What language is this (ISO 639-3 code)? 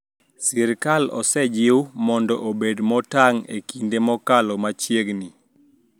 luo